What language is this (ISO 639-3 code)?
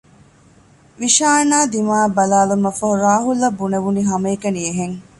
div